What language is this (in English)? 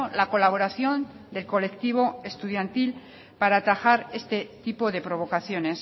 Spanish